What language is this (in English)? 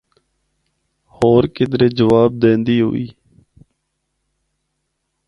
Northern Hindko